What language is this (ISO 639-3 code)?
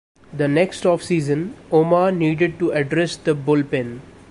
eng